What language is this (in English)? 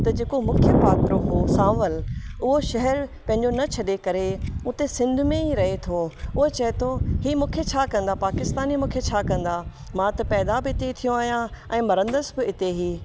Sindhi